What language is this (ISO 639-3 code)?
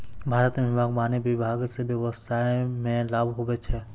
mai